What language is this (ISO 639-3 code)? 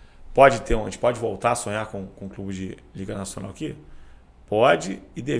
por